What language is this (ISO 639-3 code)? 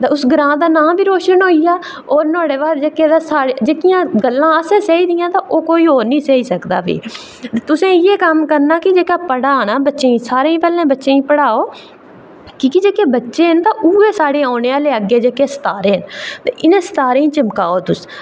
doi